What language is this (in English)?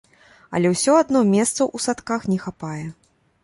Belarusian